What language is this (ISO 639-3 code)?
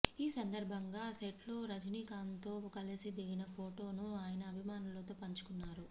tel